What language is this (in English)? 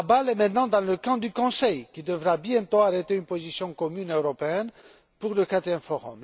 French